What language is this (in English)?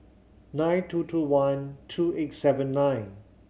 English